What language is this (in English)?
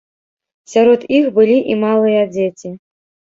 Belarusian